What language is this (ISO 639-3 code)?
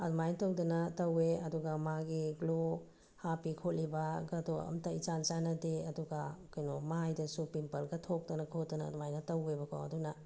mni